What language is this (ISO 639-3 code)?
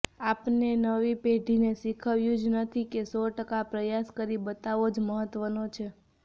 guj